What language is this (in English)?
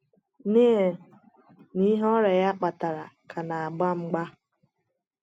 Igbo